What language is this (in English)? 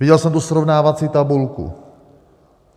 Czech